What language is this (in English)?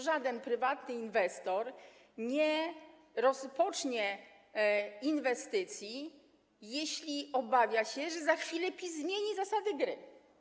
Polish